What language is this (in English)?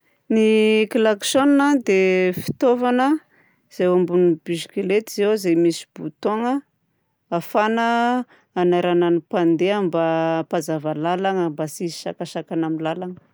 Southern Betsimisaraka Malagasy